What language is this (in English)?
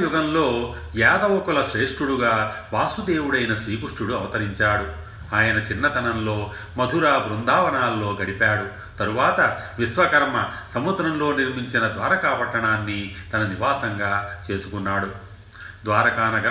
Telugu